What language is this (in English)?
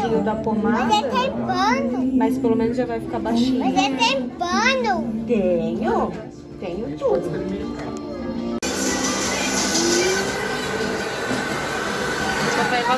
Portuguese